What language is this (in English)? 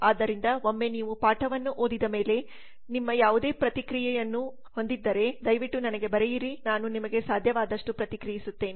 Kannada